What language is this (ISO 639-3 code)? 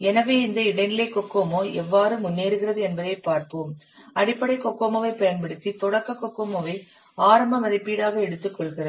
tam